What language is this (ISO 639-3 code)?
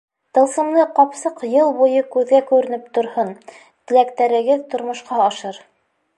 bak